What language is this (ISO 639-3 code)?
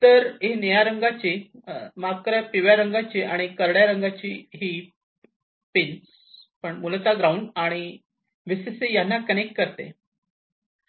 mar